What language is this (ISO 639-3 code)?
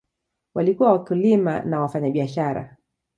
swa